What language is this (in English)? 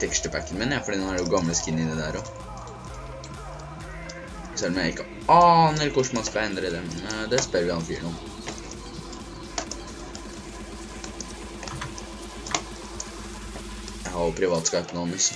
Norwegian